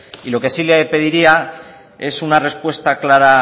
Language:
Spanish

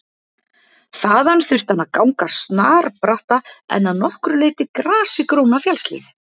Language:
Icelandic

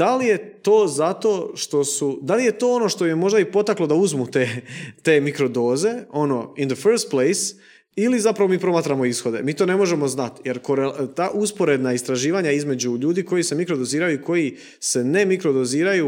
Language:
Croatian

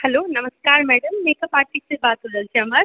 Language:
Maithili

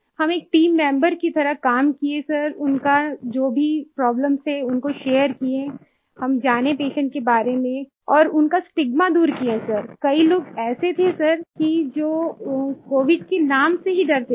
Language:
Hindi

